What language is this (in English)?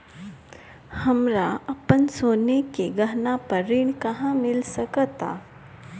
Bhojpuri